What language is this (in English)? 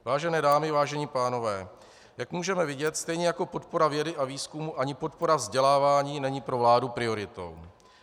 Czech